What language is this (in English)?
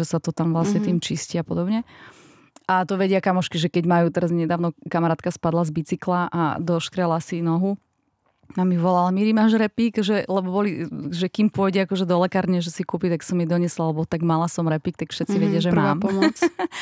Slovak